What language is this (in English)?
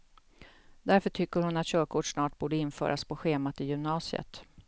Swedish